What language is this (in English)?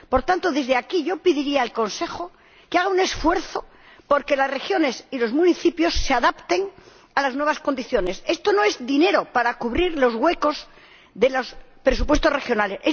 Spanish